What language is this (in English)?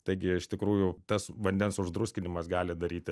Lithuanian